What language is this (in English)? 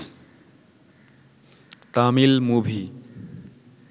Bangla